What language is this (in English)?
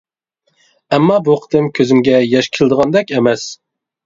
Uyghur